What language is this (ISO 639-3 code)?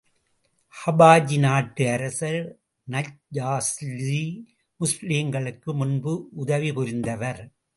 tam